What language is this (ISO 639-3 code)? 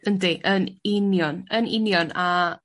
cym